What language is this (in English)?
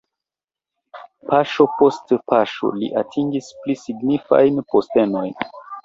Esperanto